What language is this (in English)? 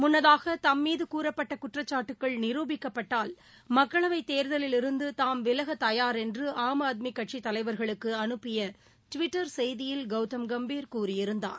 Tamil